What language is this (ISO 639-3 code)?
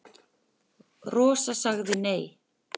isl